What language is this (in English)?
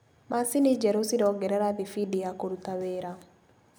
Kikuyu